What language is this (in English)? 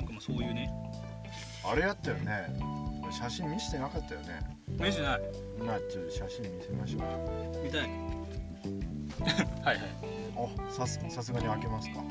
Japanese